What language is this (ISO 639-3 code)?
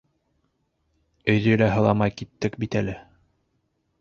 bak